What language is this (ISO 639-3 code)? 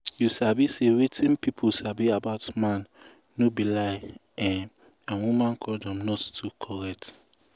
pcm